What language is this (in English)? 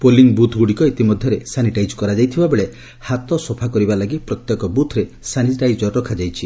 Odia